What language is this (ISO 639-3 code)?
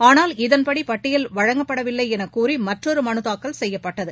tam